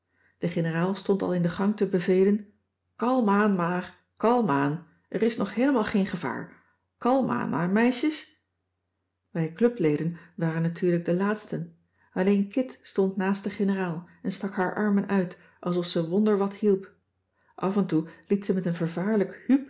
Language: Dutch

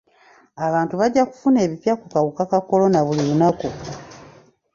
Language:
Ganda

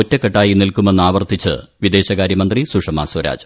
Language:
Malayalam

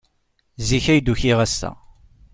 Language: Kabyle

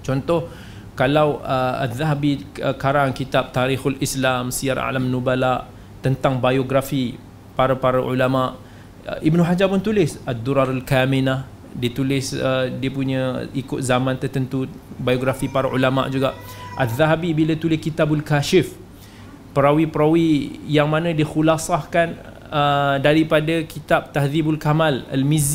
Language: Malay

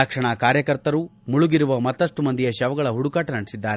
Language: Kannada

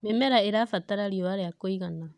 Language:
Kikuyu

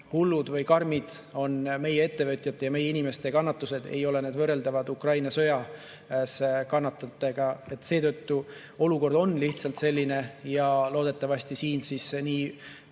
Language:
Estonian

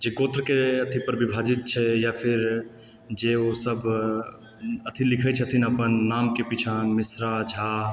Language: Maithili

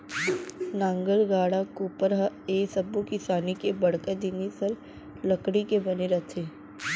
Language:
Chhattisgarhi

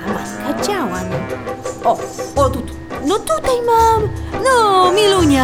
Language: Polish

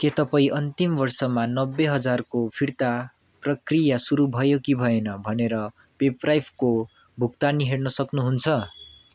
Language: Nepali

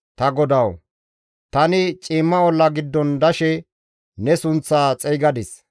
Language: Gamo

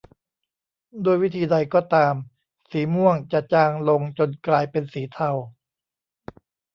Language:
Thai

